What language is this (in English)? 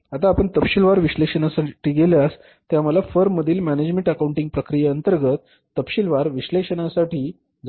Marathi